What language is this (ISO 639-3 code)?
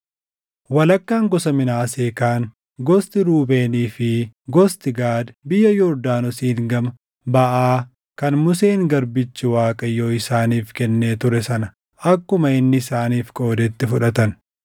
orm